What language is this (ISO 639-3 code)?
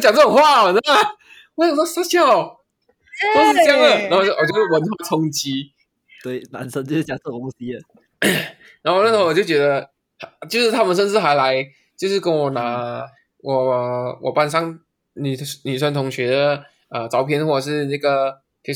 zho